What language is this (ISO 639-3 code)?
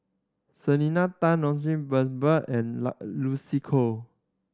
eng